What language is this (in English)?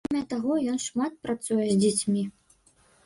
Belarusian